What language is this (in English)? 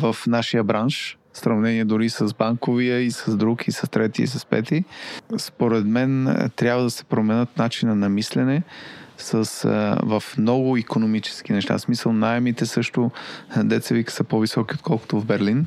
Bulgarian